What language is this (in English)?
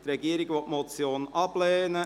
Swiss German